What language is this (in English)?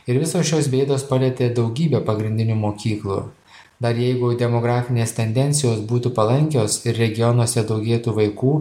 Lithuanian